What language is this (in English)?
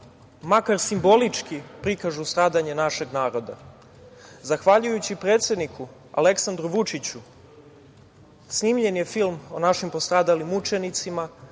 Serbian